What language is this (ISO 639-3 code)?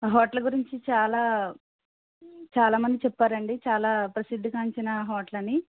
tel